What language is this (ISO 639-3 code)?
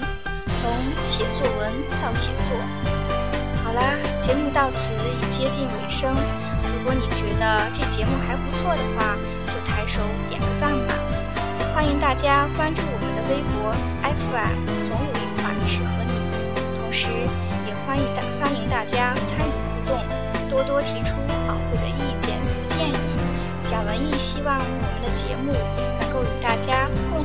zho